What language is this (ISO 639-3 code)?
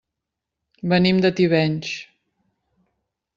cat